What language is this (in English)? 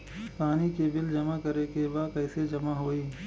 Bhojpuri